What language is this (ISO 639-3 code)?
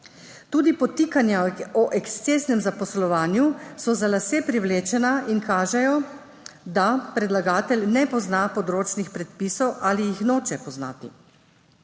slv